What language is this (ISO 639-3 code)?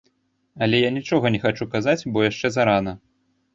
bel